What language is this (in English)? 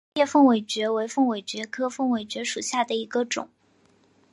Chinese